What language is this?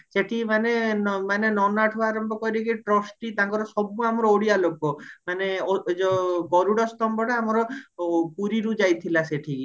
Odia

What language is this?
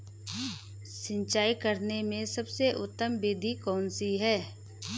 Hindi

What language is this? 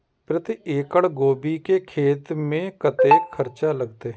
Maithili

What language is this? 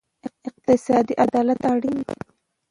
Pashto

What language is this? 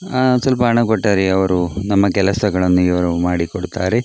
Kannada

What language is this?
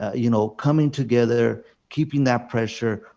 English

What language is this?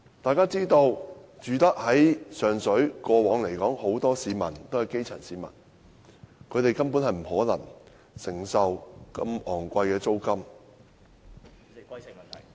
Cantonese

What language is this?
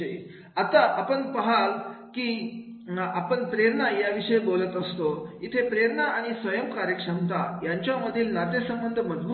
Marathi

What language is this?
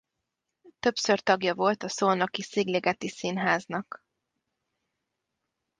Hungarian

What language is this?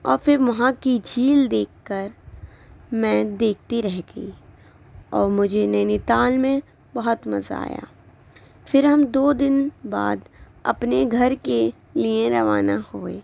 Urdu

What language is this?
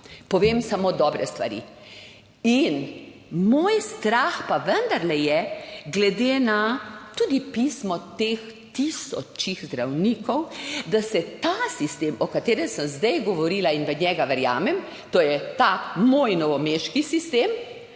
Slovenian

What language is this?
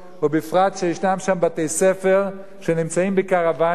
Hebrew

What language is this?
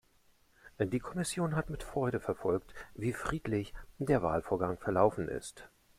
German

